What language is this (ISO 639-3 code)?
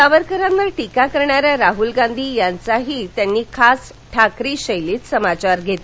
mar